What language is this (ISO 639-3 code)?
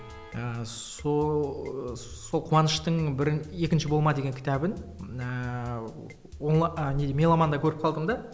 kaz